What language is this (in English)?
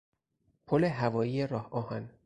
Persian